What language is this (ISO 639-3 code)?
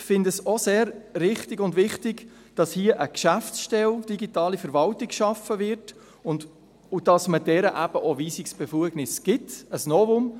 gsw